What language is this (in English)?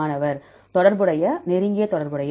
Tamil